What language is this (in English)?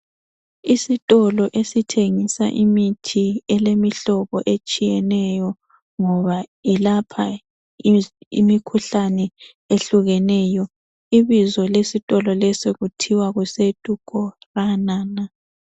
North Ndebele